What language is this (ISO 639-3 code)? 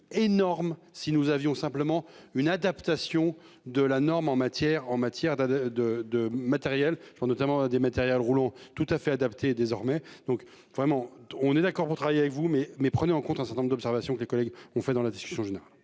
fra